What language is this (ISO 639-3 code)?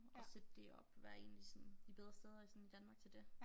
dan